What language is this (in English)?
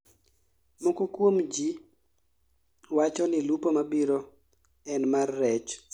Luo (Kenya and Tanzania)